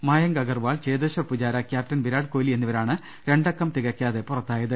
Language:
Malayalam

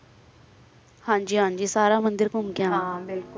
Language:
Punjabi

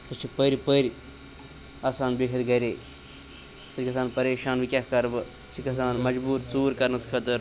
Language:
Kashmiri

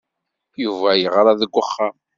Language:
Kabyle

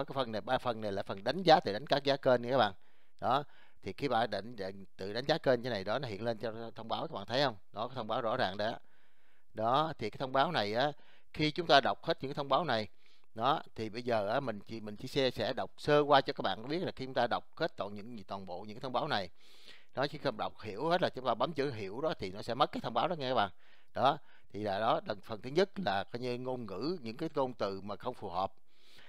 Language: Vietnamese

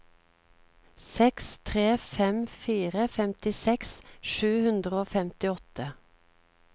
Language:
Norwegian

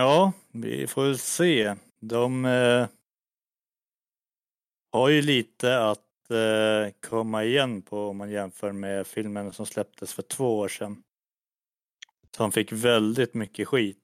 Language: Swedish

